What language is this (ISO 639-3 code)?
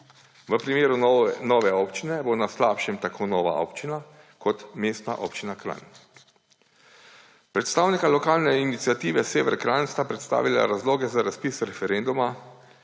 slv